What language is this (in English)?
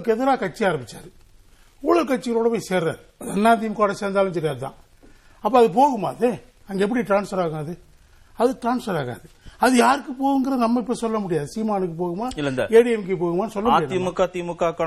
Tamil